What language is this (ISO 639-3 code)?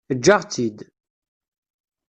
kab